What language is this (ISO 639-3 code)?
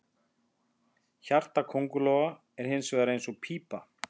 isl